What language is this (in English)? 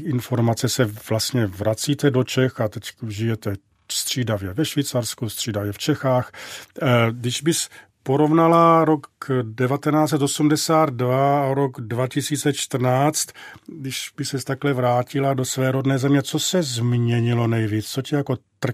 Czech